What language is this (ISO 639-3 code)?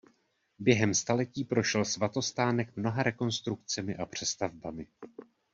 ces